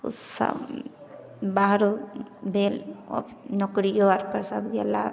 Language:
Maithili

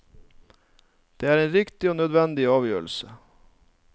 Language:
Norwegian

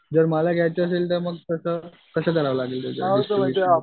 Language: Marathi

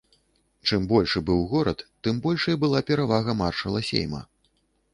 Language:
Belarusian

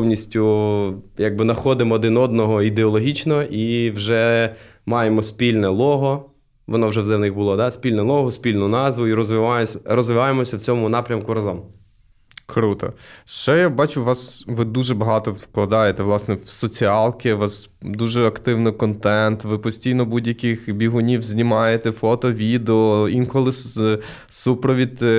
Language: Ukrainian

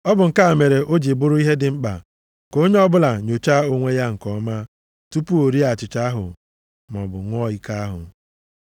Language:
Igbo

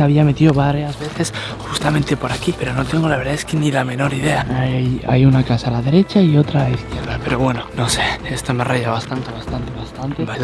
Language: Spanish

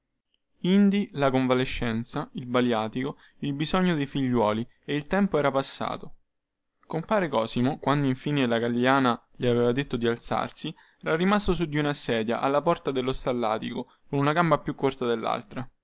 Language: Italian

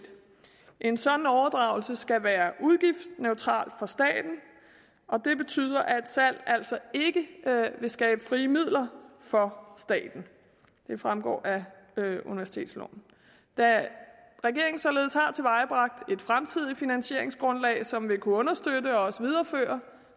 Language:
Danish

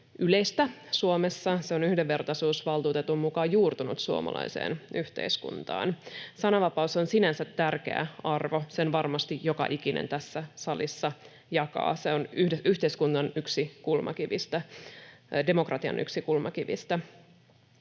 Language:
Finnish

